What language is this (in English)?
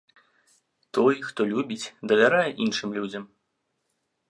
Belarusian